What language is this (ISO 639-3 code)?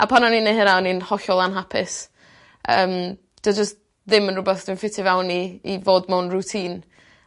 cym